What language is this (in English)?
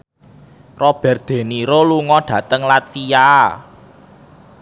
Javanese